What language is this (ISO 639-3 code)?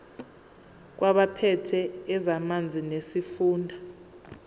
zul